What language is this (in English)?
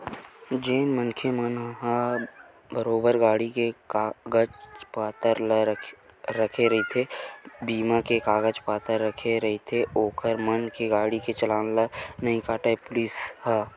Chhattisgarhi